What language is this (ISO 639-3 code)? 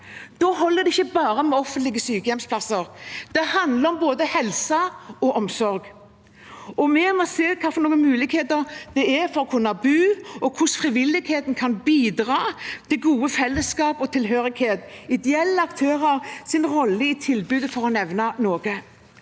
nor